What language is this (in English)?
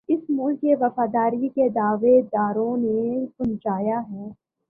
Urdu